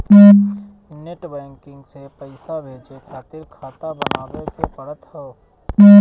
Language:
Bhojpuri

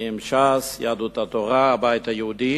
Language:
Hebrew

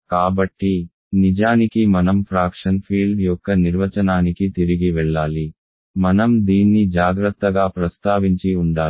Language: Telugu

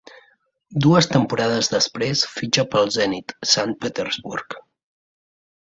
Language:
Catalan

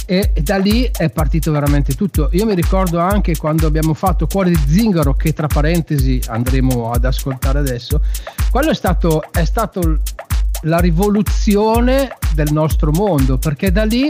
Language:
Italian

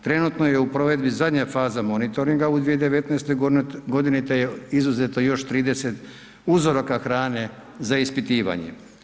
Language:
Croatian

